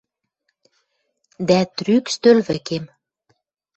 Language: Western Mari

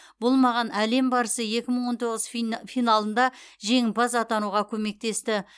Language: Kazakh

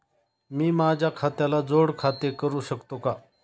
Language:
Marathi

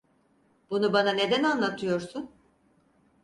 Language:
Turkish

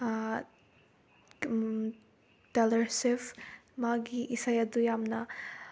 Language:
Manipuri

